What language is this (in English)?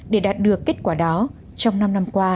Vietnamese